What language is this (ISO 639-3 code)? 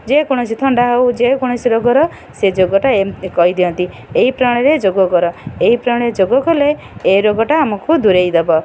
ori